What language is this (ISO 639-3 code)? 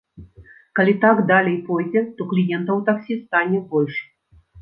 bel